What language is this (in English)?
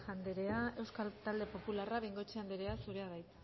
Basque